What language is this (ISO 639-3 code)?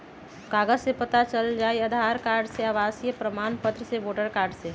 mag